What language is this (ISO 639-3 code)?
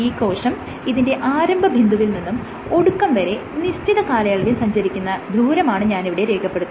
mal